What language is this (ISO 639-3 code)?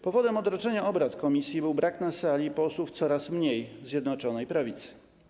pol